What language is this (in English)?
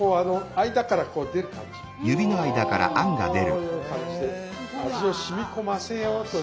Japanese